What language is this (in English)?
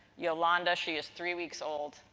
English